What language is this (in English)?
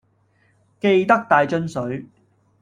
Cantonese